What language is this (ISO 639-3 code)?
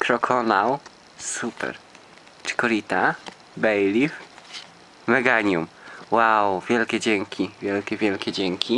pol